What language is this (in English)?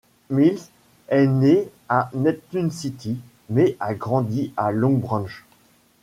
French